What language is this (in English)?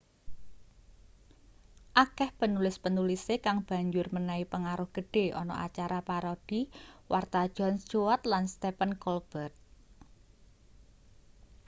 Javanese